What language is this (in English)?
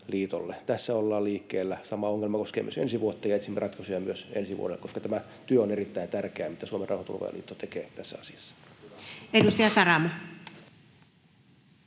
Finnish